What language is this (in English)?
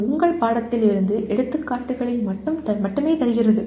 Tamil